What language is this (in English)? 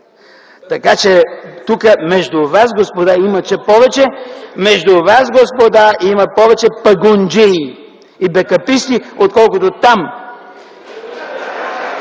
Bulgarian